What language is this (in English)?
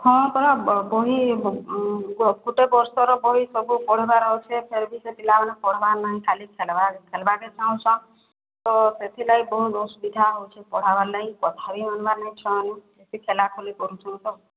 Odia